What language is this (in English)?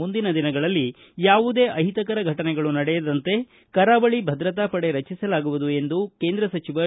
Kannada